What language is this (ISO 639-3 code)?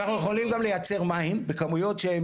heb